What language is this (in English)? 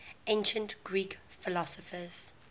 English